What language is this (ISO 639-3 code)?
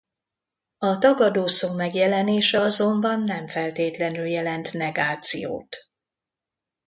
hun